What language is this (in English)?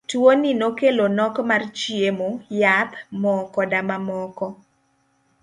Luo (Kenya and Tanzania)